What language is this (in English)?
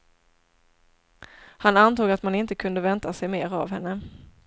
Swedish